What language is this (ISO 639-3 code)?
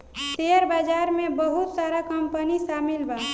bho